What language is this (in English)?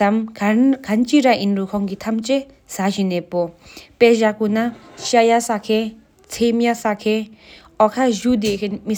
Sikkimese